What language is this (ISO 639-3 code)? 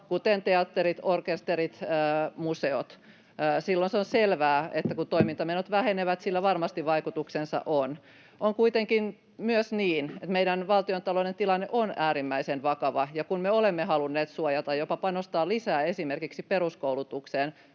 fin